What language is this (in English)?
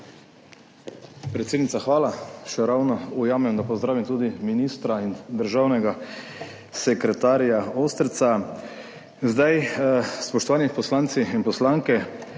Slovenian